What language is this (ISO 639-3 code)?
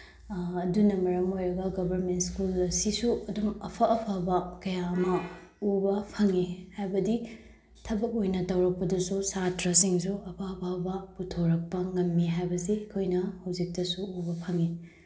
mni